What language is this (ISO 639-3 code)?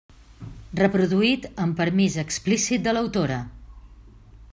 cat